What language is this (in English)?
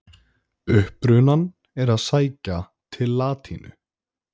Icelandic